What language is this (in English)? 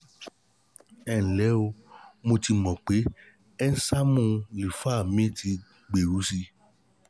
Yoruba